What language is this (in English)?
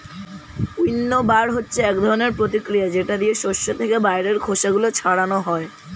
Bangla